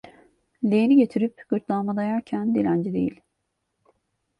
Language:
Turkish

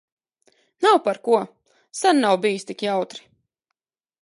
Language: Latvian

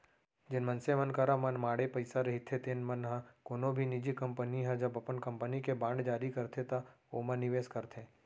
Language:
Chhattisgarhi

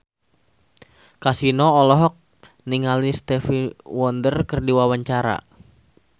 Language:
Sundanese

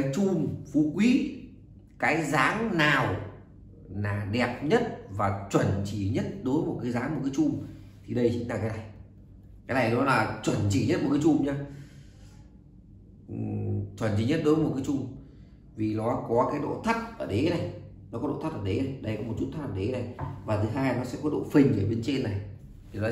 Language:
Vietnamese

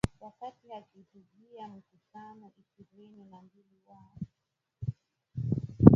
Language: Swahili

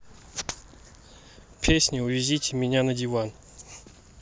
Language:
Russian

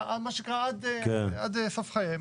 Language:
Hebrew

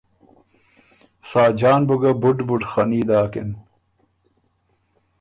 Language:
Ormuri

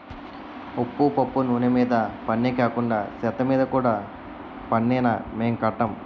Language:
Telugu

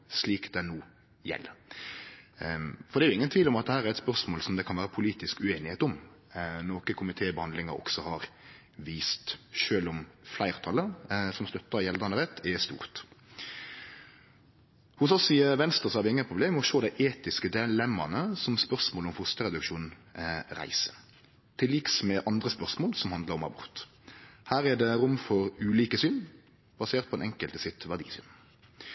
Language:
Norwegian Nynorsk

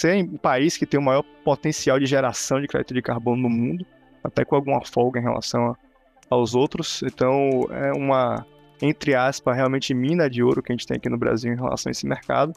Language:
Portuguese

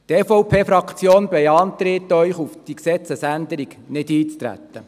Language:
Swiss German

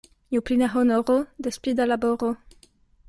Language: Esperanto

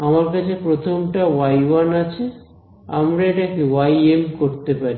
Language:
Bangla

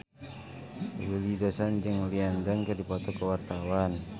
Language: Sundanese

